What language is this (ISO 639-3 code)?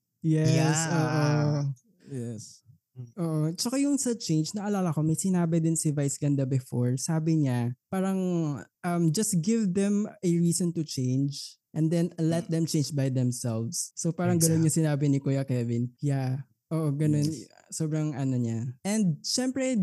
fil